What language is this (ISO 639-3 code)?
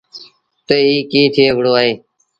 sbn